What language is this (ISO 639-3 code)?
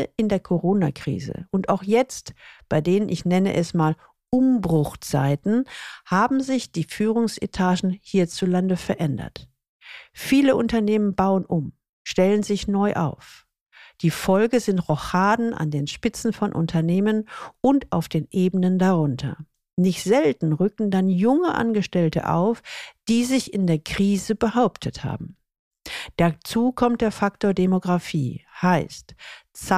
deu